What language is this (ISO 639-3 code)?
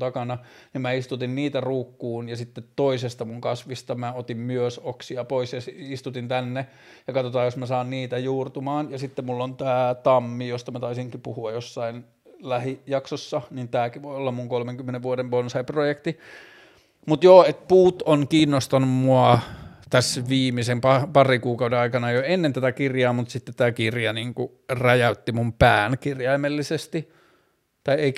fin